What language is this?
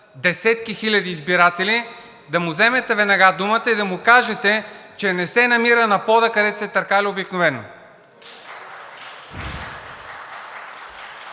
Bulgarian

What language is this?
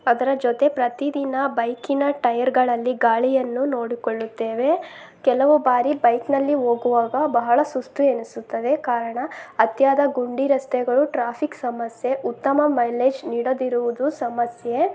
Kannada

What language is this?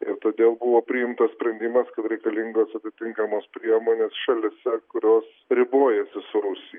Lithuanian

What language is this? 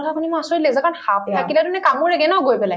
Assamese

